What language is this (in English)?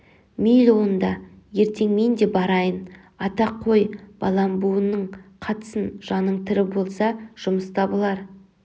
Kazakh